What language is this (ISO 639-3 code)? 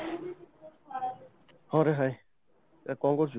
ori